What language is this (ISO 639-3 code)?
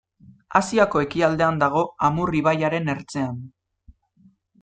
eus